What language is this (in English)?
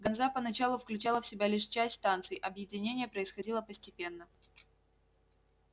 Russian